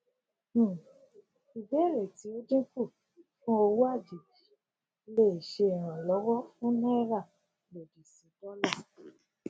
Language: Yoruba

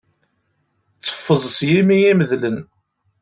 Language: Kabyle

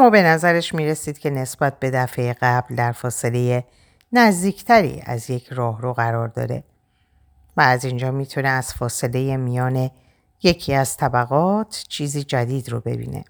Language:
Persian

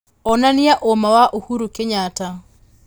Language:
Kikuyu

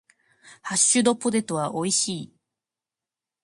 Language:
Japanese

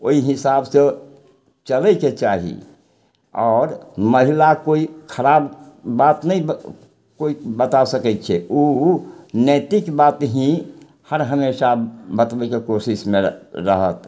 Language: Maithili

